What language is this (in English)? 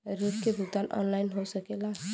Bhojpuri